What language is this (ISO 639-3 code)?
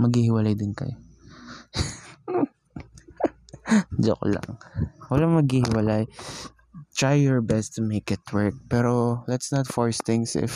fil